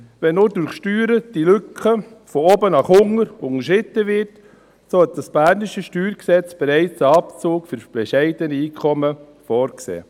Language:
Swiss German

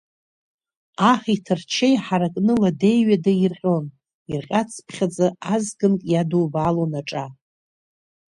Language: Abkhazian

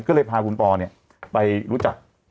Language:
Thai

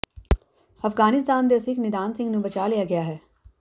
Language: Punjabi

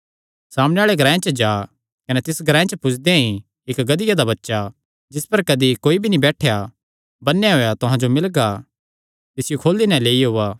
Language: Kangri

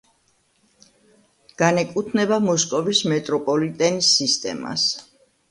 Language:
Georgian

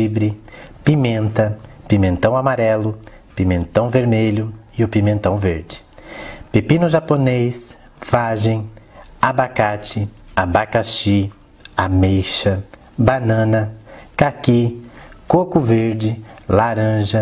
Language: Portuguese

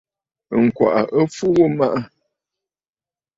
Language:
Bafut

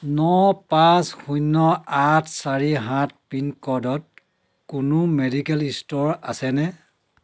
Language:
Assamese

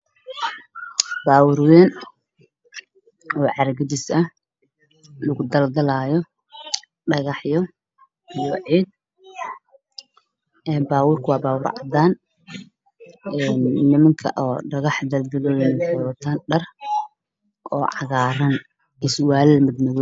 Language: Somali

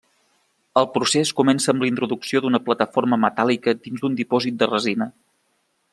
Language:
Catalan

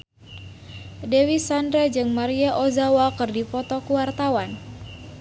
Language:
Sundanese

